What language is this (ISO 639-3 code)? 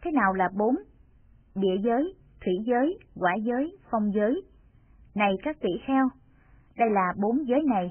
vie